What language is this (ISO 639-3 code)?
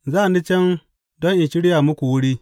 hau